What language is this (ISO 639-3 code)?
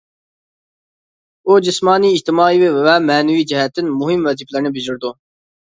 uig